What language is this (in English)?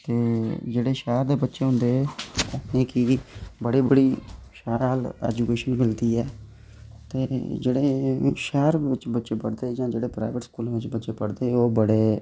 Dogri